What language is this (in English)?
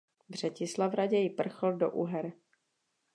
Czech